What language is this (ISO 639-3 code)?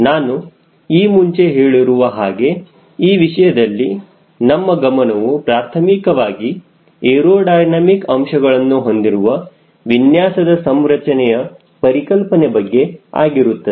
kan